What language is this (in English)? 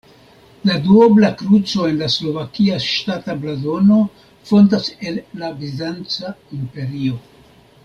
Esperanto